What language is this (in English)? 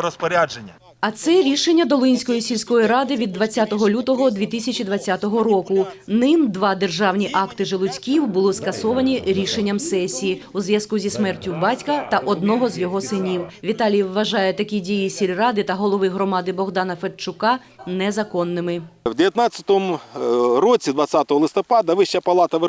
Ukrainian